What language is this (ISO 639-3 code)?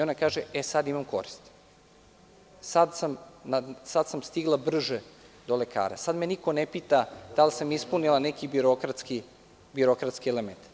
srp